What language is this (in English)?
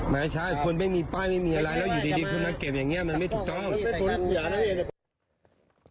Thai